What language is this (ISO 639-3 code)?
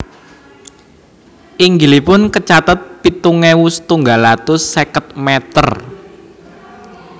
jav